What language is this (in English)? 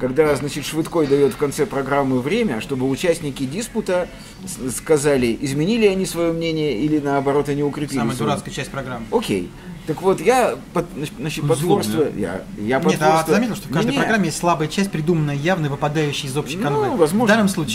Russian